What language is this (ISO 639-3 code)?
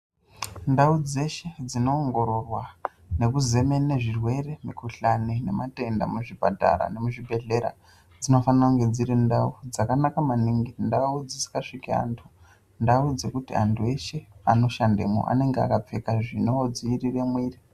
ndc